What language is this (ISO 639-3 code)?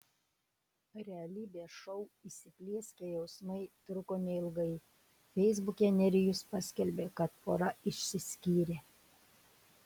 lit